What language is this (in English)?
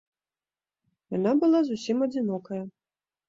Belarusian